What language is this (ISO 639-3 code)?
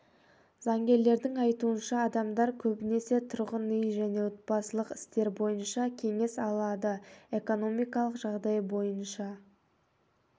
kaz